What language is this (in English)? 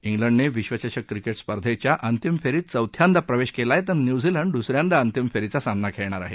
Marathi